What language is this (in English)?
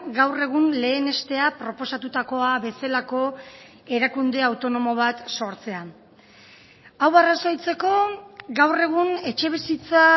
Basque